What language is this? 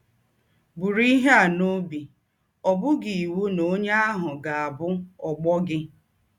Igbo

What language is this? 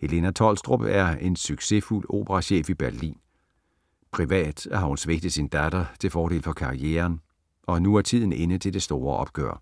Danish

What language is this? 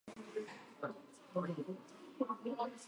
Japanese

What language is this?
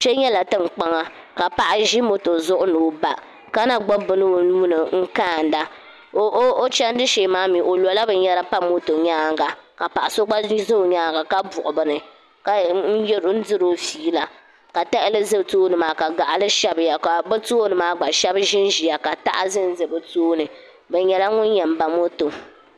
Dagbani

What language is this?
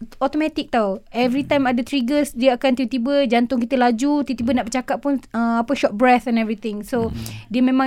Malay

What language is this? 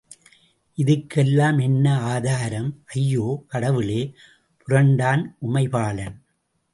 Tamil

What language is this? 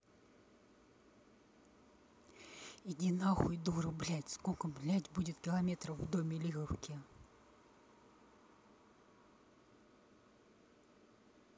Russian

